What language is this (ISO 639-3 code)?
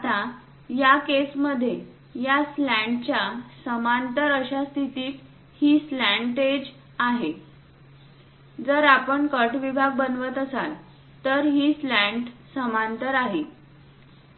mar